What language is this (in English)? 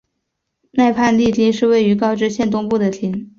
Chinese